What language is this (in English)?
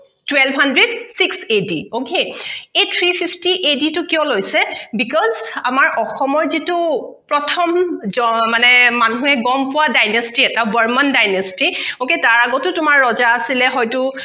Assamese